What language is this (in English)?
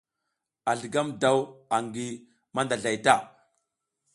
South Giziga